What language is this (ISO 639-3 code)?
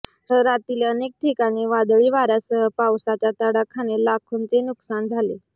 mar